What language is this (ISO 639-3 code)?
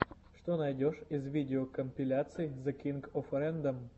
rus